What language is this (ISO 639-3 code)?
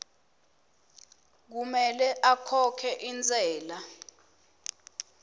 ssw